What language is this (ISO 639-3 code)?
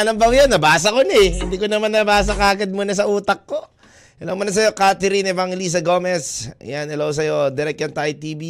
fil